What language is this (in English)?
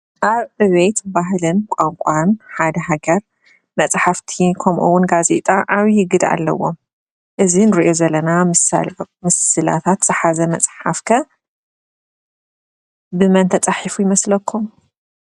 Tigrinya